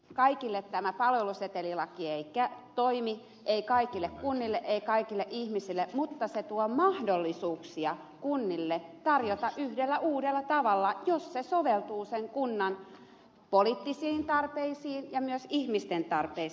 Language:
Finnish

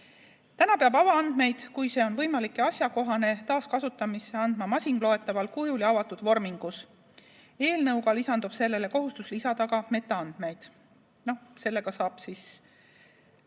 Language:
Estonian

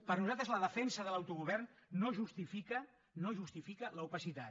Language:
Catalan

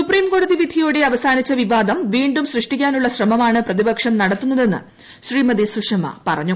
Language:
Malayalam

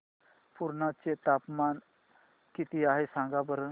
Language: Marathi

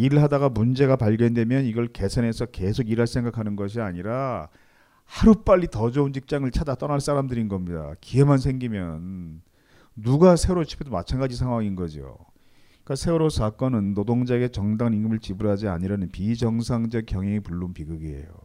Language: Korean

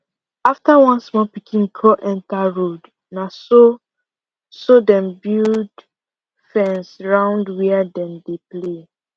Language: Nigerian Pidgin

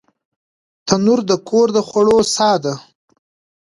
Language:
Pashto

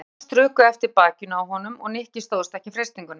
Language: Icelandic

